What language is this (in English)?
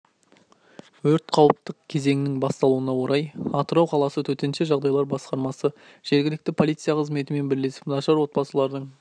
Kazakh